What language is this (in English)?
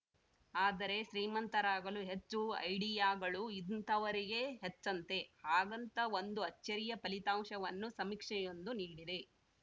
Kannada